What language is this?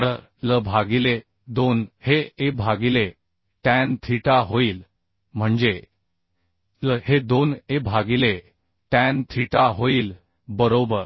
Marathi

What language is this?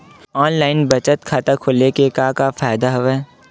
Chhattisgarhi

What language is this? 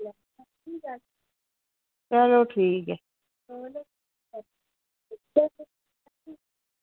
Dogri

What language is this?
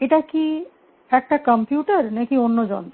Bangla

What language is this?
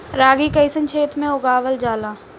Bhojpuri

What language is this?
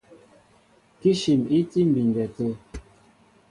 Mbo (Cameroon)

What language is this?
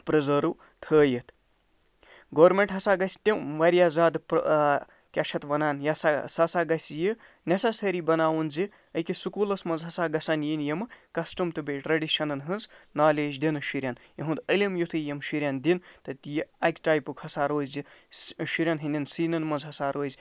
Kashmiri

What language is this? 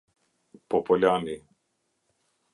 Albanian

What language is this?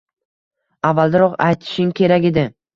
Uzbek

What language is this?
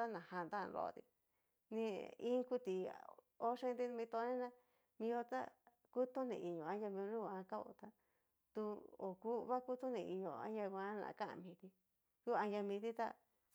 Cacaloxtepec Mixtec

